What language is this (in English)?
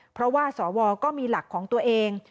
Thai